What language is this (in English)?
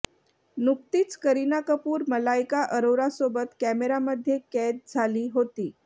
Marathi